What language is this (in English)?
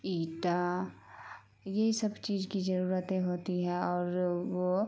Urdu